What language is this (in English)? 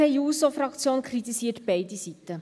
Swiss German